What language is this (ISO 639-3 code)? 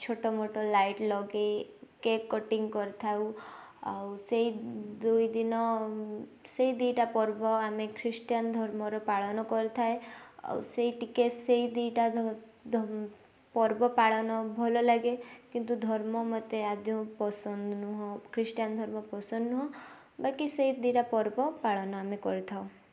ori